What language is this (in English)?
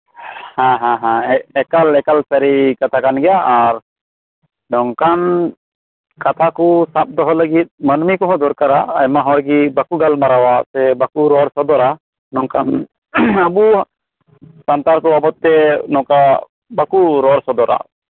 Santali